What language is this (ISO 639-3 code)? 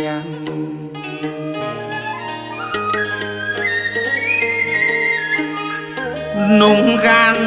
vie